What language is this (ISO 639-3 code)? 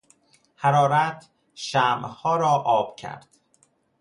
fas